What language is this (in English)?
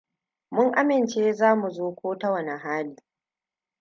Hausa